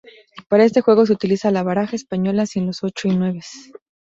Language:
Spanish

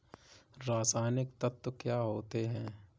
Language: Hindi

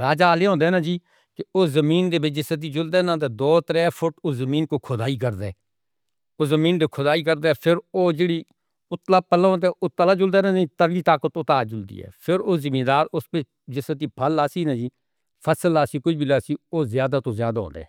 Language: Northern Hindko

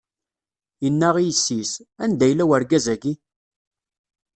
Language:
Kabyle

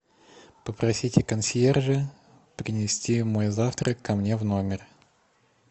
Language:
Russian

